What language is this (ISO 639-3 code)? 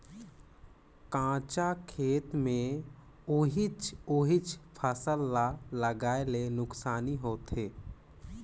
hne